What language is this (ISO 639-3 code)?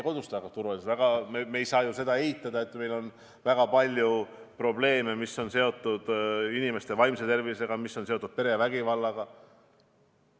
est